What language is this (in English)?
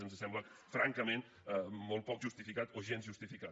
Catalan